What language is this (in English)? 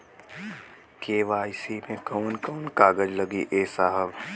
Bhojpuri